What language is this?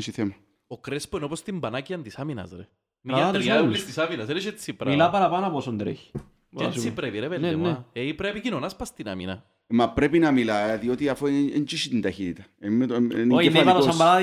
Greek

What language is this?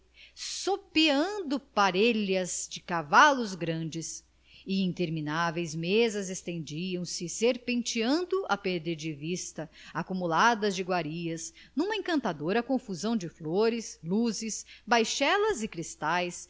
Portuguese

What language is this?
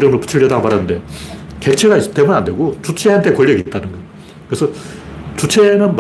Korean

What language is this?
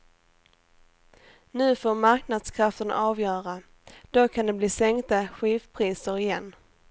Swedish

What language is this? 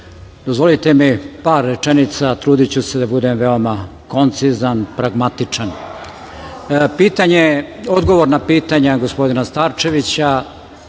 Serbian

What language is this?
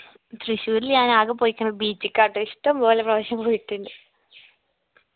Malayalam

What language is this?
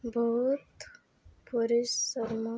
Odia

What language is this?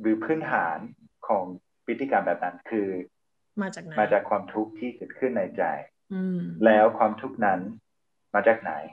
Thai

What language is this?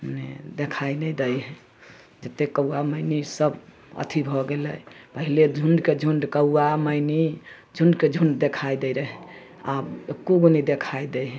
Maithili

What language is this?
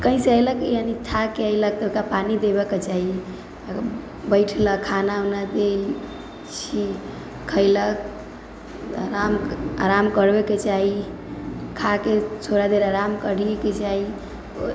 Maithili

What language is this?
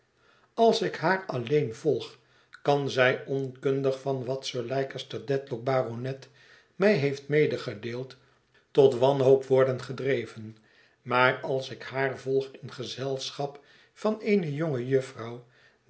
Dutch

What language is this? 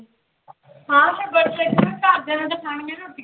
Punjabi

